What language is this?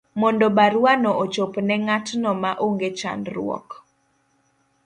Luo (Kenya and Tanzania)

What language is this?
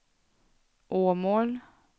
Swedish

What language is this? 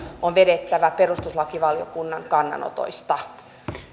Finnish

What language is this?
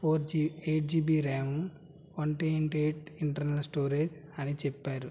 Telugu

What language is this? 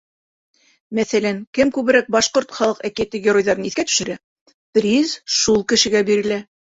Bashkir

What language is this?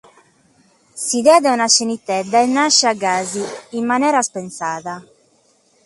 Sardinian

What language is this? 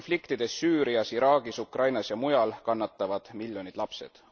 Estonian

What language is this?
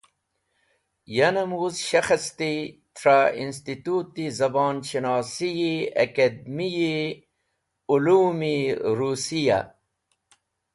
Wakhi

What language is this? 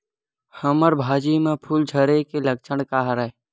Chhattisgarhi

